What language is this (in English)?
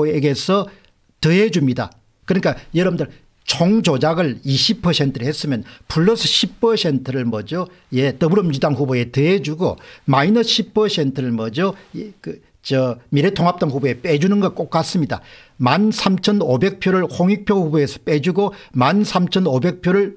Korean